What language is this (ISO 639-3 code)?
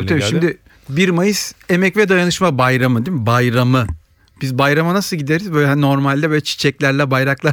tur